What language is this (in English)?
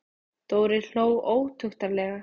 Icelandic